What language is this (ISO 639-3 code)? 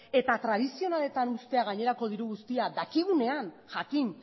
eus